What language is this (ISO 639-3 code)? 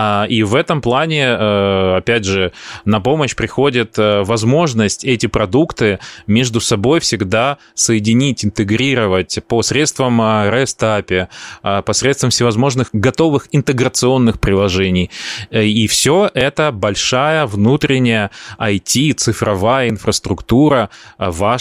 rus